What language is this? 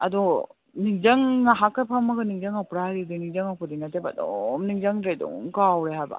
Manipuri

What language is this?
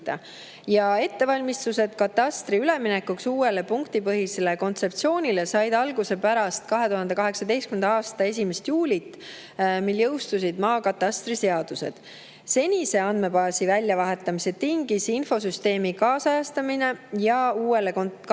Estonian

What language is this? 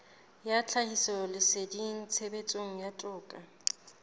Southern Sotho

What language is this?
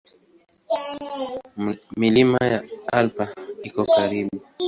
Swahili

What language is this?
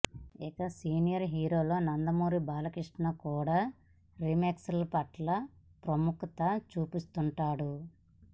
Telugu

